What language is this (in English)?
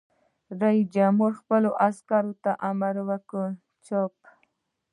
Pashto